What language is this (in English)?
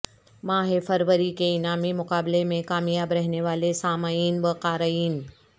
Urdu